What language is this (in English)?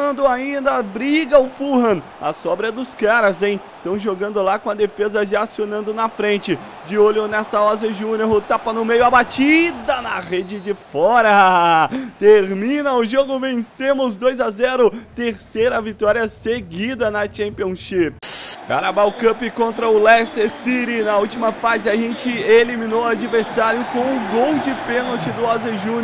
Portuguese